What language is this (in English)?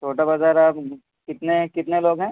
Urdu